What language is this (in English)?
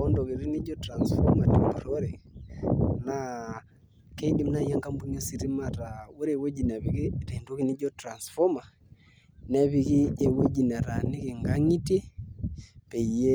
Masai